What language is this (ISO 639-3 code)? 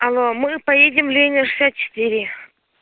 rus